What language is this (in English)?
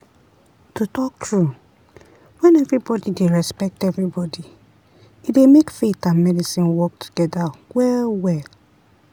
Nigerian Pidgin